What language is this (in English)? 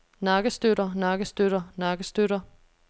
Danish